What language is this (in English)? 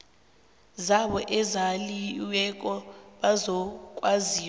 South Ndebele